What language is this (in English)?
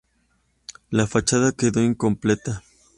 Spanish